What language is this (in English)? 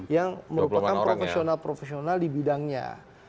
Indonesian